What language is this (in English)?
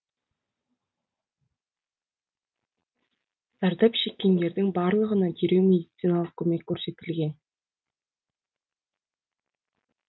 Kazakh